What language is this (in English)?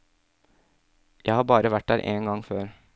Norwegian